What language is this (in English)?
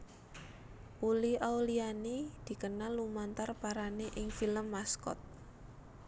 Javanese